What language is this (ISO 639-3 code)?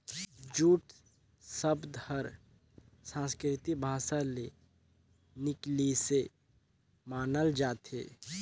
hne